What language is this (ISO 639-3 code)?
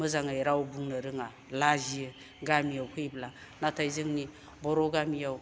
brx